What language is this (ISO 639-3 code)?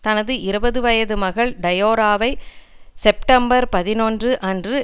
tam